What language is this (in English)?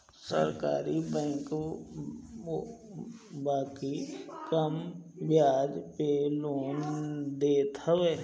Bhojpuri